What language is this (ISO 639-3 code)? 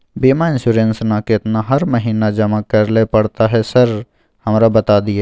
mai